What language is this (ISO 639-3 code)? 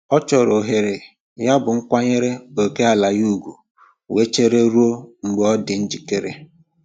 ibo